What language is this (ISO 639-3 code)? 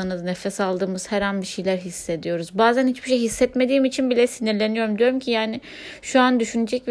tur